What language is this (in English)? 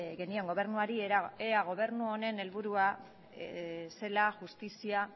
Basque